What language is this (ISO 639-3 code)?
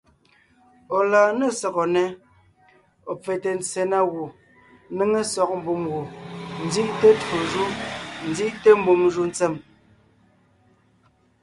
nnh